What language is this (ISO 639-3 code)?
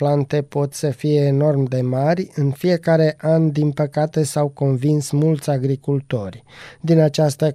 ron